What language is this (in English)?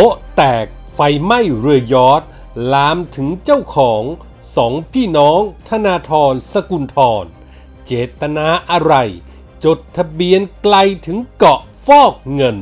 Thai